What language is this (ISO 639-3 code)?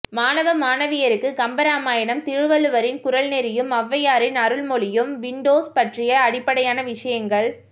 tam